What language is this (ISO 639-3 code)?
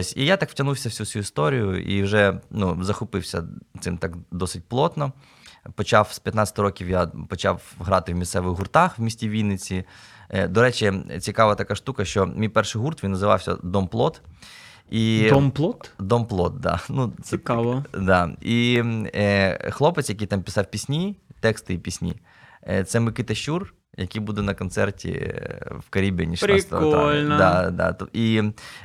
ukr